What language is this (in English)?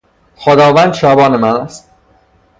Persian